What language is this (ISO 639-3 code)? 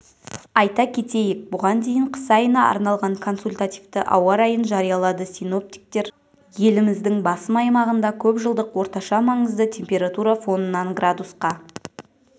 kaz